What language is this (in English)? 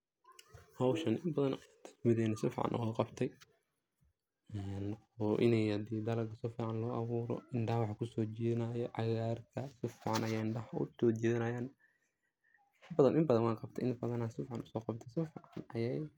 Somali